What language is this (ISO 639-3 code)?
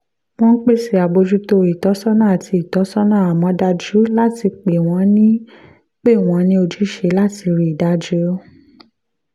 yor